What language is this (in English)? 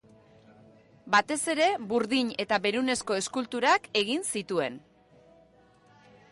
Basque